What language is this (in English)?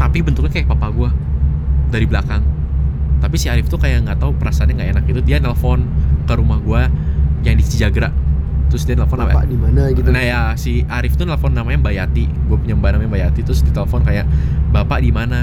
Indonesian